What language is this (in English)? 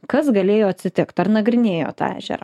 Lithuanian